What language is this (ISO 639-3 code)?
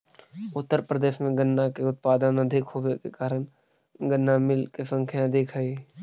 mag